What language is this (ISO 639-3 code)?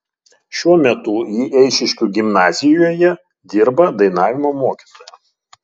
lit